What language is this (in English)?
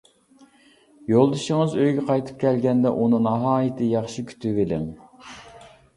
Uyghur